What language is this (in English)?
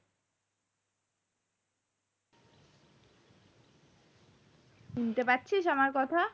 Bangla